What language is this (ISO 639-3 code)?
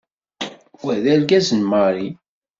kab